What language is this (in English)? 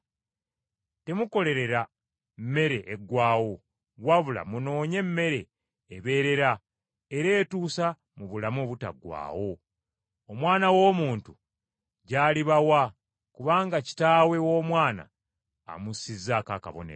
Ganda